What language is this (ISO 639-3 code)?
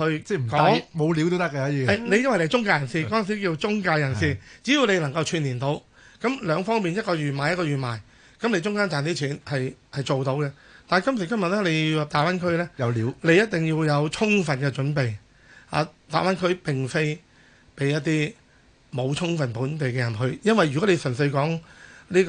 zho